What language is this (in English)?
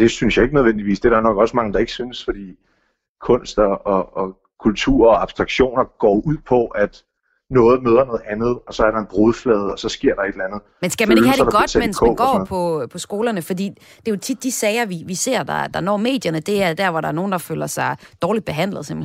Danish